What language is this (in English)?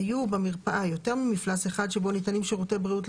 Hebrew